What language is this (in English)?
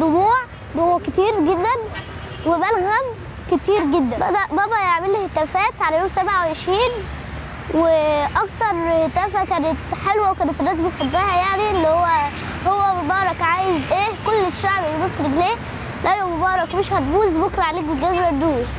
Arabic